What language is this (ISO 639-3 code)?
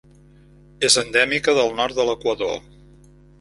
cat